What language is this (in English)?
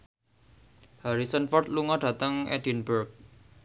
Javanese